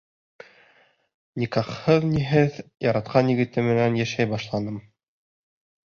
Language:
Bashkir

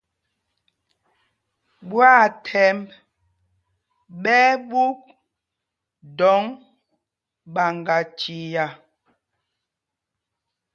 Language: Mpumpong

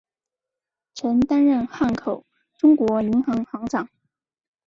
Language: Chinese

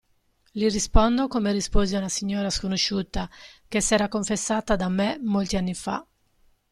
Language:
Italian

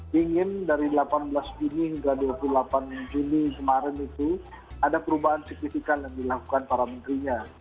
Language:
Indonesian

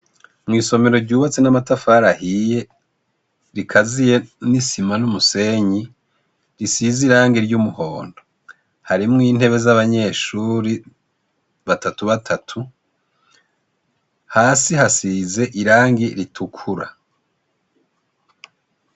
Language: Rundi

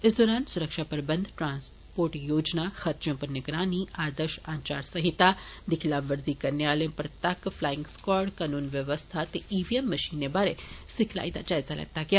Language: Dogri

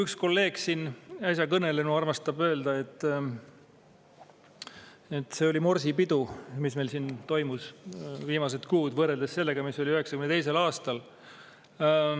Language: Estonian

